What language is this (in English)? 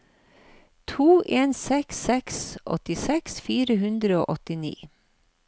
Norwegian